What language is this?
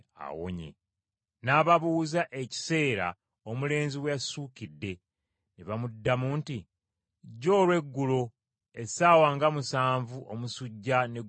Ganda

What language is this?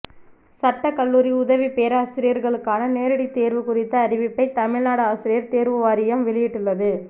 Tamil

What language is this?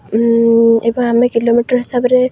Odia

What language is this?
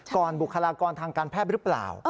Thai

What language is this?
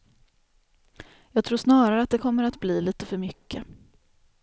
Swedish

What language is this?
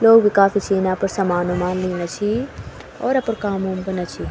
Garhwali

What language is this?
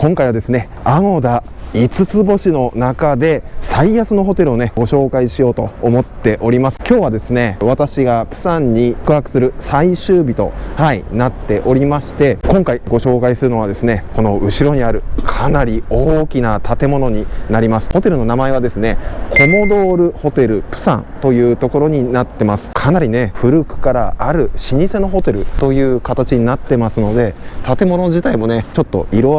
Japanese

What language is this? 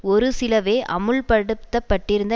Tamil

